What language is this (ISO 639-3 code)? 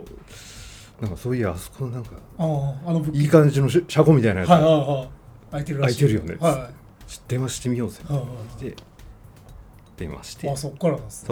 jpn